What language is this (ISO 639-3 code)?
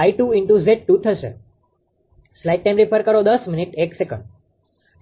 guj